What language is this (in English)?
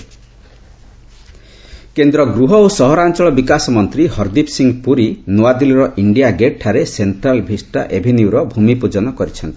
Odia